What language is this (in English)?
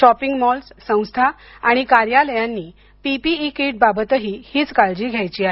Marathi